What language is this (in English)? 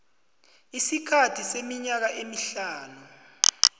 South Ndebele